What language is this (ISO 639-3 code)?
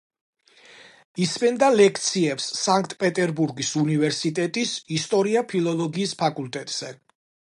kat